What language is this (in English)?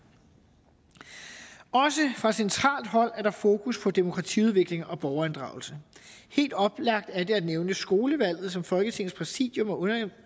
Danish